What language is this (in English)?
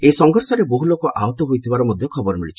Odia